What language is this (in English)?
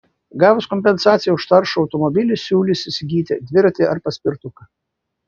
Lithuanian